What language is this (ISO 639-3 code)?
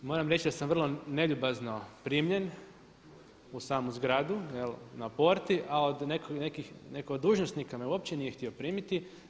hrv